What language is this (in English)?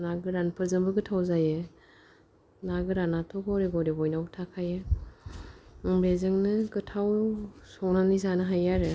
Bodo